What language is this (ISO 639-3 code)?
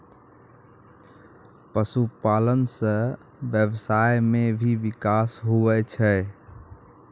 mai